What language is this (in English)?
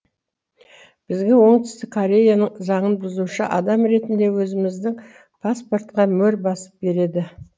Kazakh